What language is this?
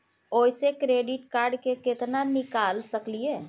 Maithili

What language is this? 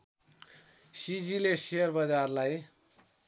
Nepali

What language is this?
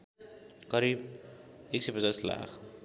Nepali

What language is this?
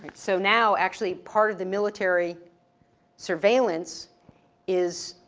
English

